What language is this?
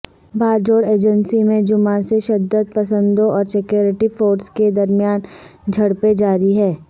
Urdu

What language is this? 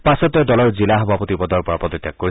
Assamese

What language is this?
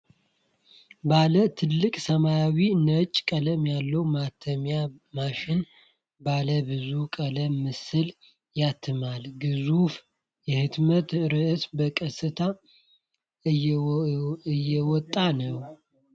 Amharic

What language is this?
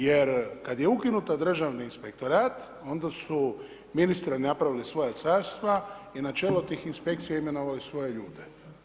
Croatian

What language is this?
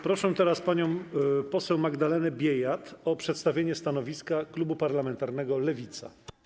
Polish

